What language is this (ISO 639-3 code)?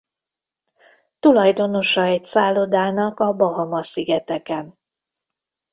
hun